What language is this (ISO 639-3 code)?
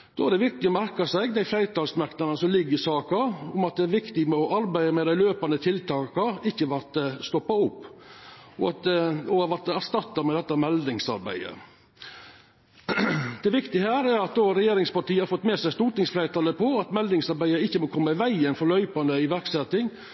nno